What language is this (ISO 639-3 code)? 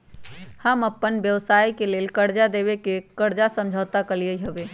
mag